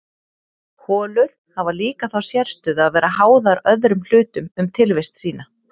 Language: Icelandic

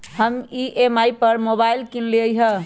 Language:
Magahi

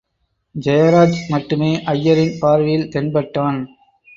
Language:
Tamil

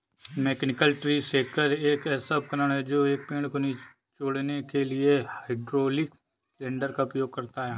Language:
Hindi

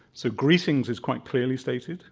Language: English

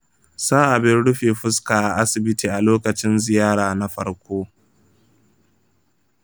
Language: Hausa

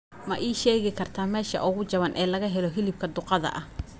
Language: Somali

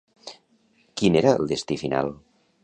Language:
Catalan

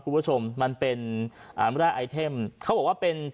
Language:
Thai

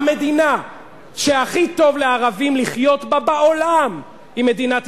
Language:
Hebrew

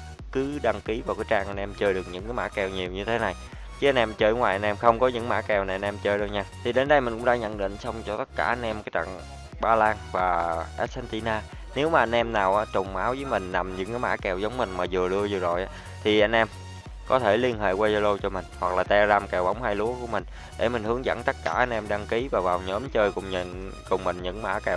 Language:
Vietnamese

